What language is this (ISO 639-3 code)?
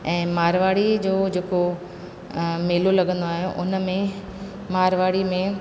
snd